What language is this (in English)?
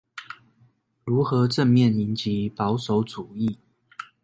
Chinese